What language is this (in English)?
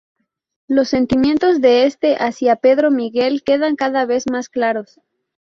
Spanish